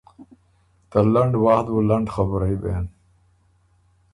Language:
Ormuri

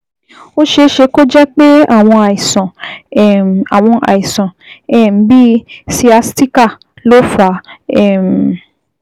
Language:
Yoruba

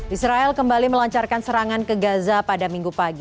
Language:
Indonesian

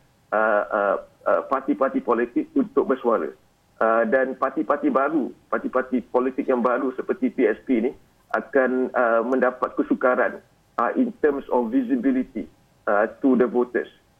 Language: Malay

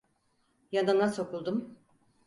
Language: Turkish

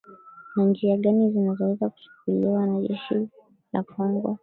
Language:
Swahili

